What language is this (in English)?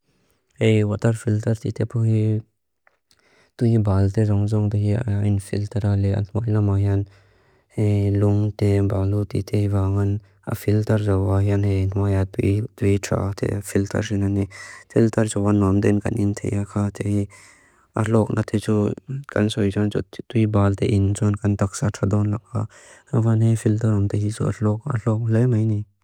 Mizo